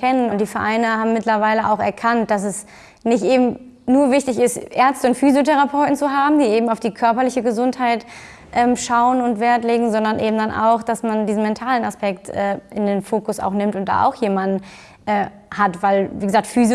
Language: German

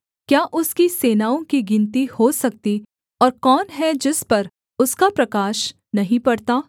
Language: Hindi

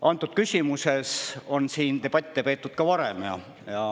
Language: Estonian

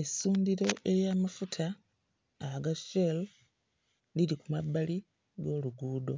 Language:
Ganda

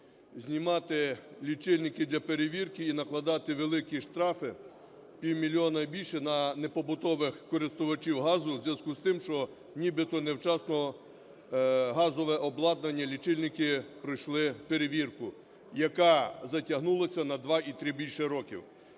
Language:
Ukrainian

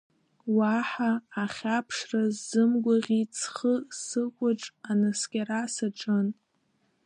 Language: Abkhazian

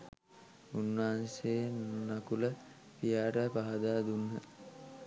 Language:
Sinhala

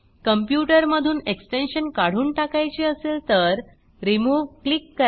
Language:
Marathi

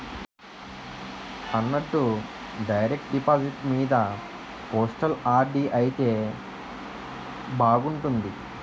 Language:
Telugu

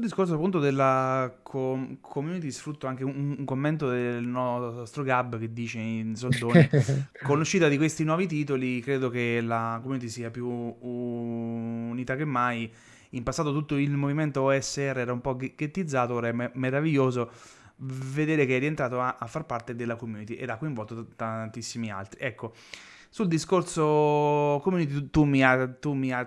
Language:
Italian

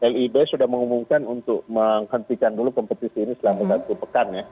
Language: Indonesian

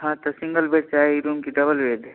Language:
Maithili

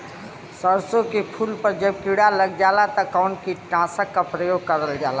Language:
Bhojpuri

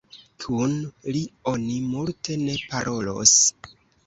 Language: Esperanto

